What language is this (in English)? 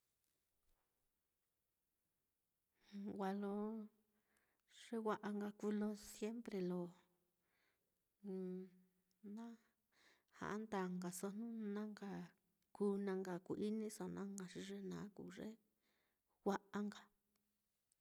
Mitlatongo Mixtec